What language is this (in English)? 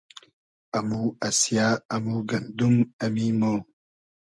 Hazaragi